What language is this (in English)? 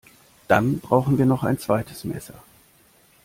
German